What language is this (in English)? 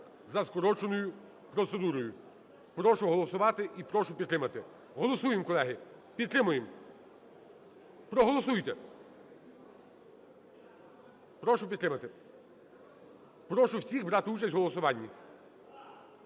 Ukrainian